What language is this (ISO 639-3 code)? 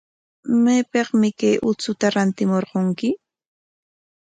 qwa